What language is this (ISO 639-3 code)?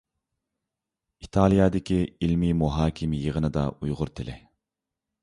uig